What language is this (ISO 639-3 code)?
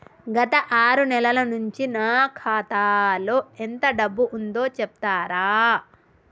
tel